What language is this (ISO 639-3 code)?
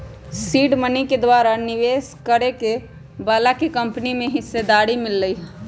mag